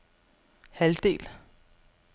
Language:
Danish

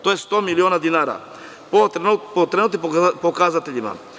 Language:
Serbian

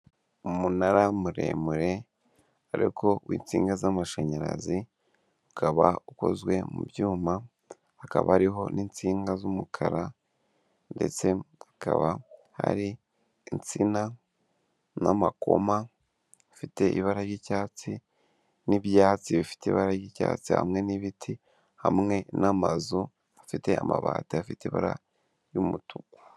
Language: Kinyarwanda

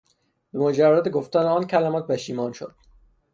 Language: Persian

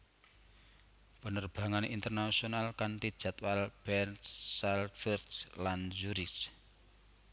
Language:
Javanese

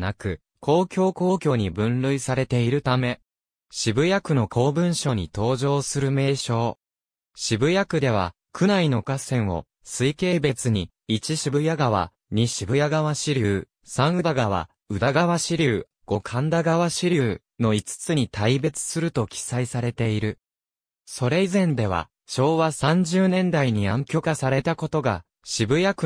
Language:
Japanese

